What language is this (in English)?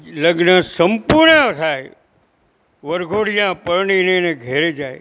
Gujarati